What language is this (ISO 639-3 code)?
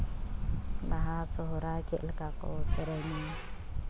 sat